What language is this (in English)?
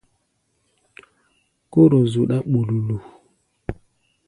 Gbaya